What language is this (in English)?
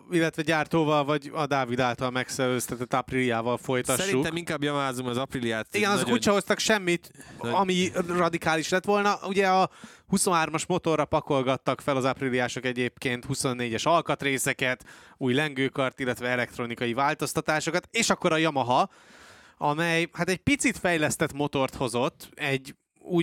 Hungarian